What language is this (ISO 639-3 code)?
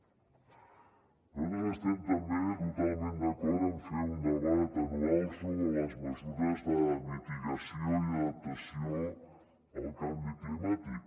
cat